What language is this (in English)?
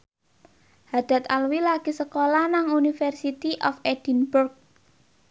Javanese